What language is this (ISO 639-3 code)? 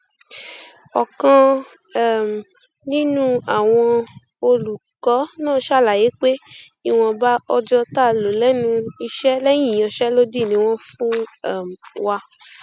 yor